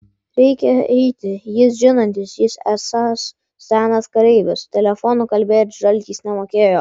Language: Lithuanian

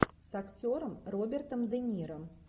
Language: Russian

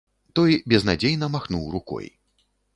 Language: Belarusian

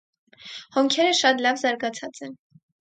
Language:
Armenian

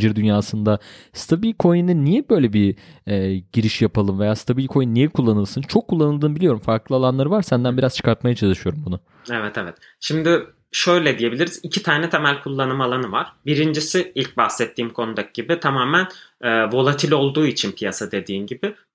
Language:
Turkish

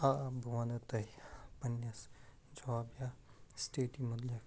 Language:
Kashmiri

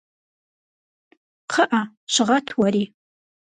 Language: Kabardian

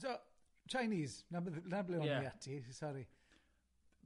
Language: Welsh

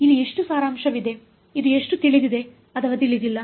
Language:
Kannada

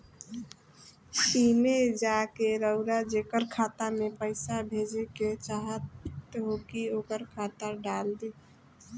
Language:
Bhojpuri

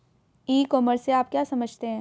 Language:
Hindi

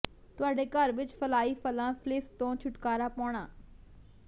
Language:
Punjabi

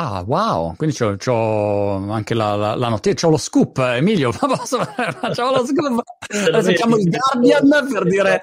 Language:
Italian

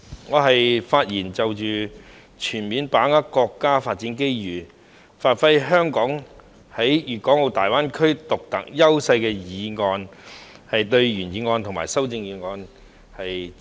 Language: Cantonese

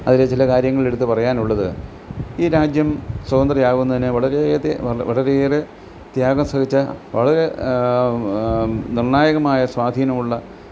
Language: Malayalam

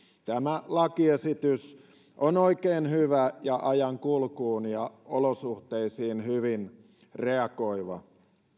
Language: Finnish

